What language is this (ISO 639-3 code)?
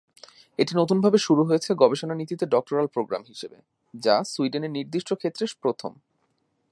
ben